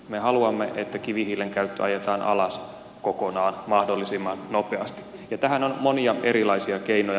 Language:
Finnish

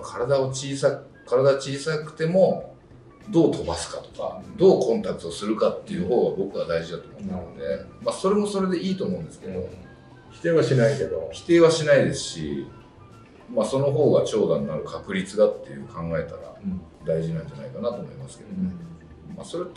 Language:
Japanese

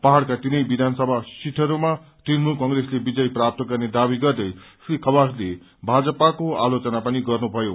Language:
Nepali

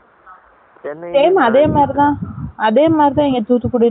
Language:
Tamil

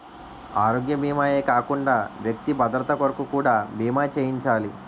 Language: Telugu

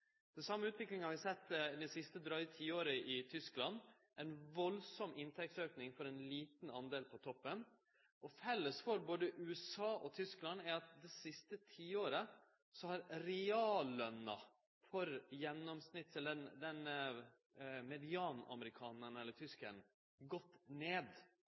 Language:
Norwegian Nynorsk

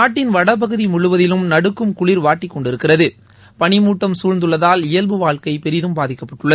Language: Tamil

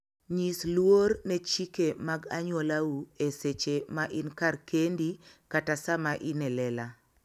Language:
Luo (Kenya and Tanzania)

